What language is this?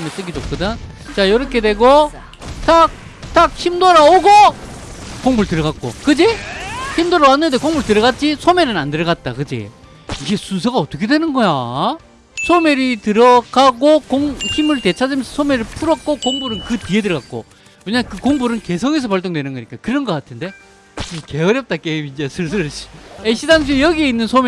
Korean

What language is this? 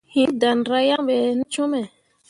Mundang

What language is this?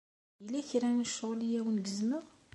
Kabyle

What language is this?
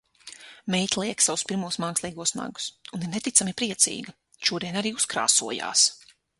Latvian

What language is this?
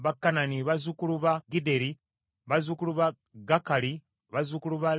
Ganda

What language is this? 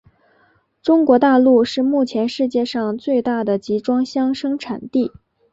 Chinese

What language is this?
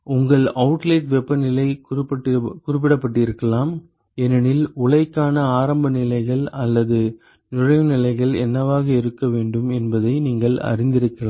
Tamil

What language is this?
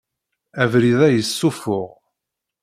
Kabyle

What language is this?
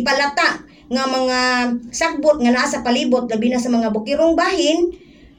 Filipino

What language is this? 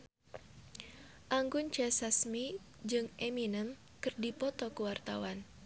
Sundanese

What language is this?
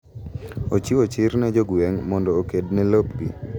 Luo (Kenya and Tanzania)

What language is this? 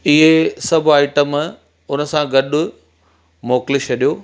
Sindhi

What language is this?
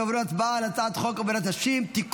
Hebrew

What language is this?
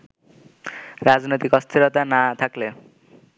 Bangla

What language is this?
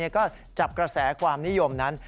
Thai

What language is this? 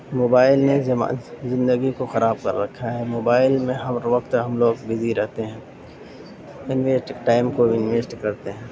Urdu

